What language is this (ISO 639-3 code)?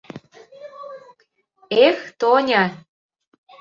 chm